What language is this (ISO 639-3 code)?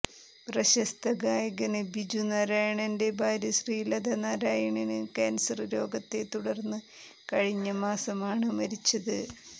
mal